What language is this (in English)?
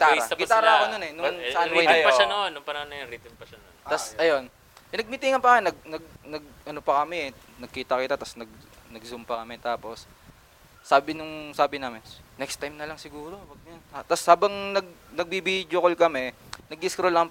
Filipino